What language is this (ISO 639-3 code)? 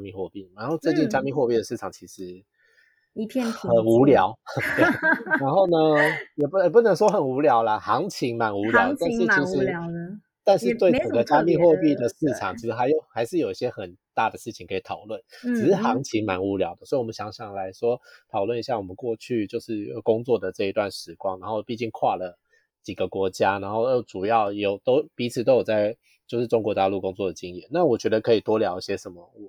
zho